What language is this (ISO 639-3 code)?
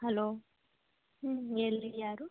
kan